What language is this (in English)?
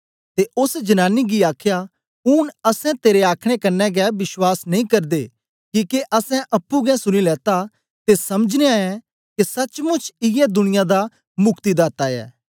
Dogri